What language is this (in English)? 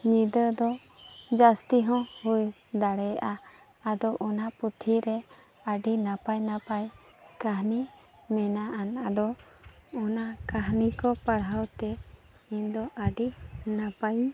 Santali